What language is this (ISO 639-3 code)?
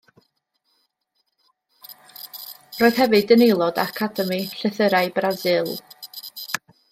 cym